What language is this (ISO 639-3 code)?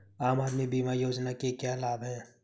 hin